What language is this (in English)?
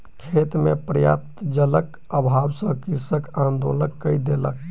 Maithili